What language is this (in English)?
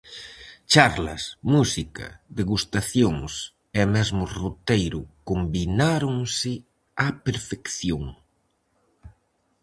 Galician